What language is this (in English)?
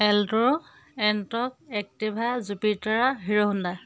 Assamese